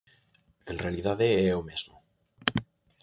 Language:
Galician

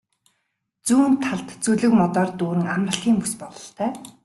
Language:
Mongolian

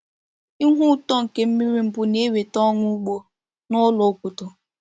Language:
Igbo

